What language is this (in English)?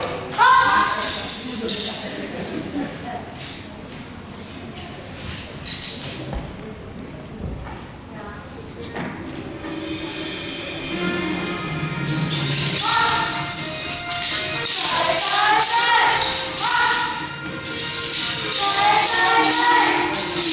Japanese